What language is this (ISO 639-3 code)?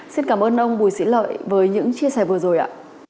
vie